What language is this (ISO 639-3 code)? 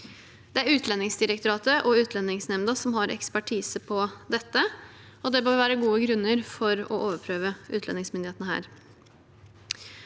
nor